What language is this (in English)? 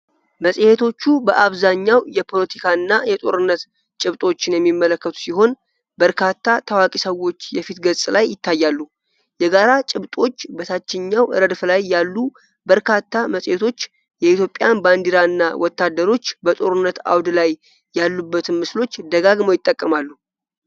Amharic